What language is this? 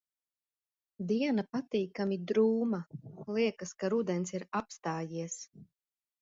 Latvian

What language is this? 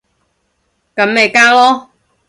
Cantonese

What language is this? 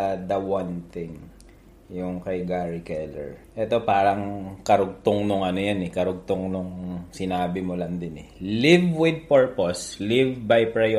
Filipino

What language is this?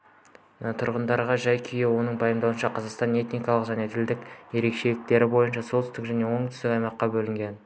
Kazakh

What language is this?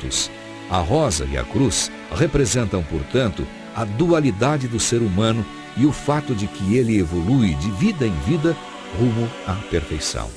Portuguese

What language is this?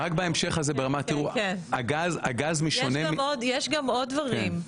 Hebrew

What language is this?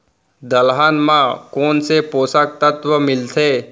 Chhattisgarhi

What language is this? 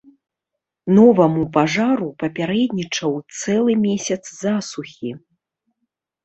Belarusian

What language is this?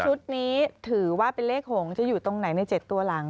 Thai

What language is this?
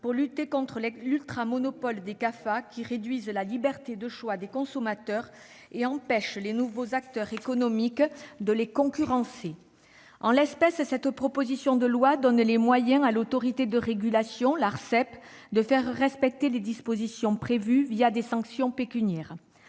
French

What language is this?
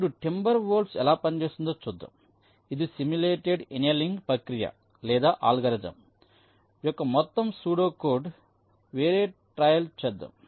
Telugu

